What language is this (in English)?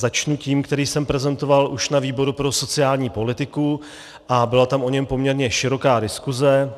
Czech